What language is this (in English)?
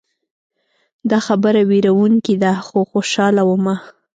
Pashto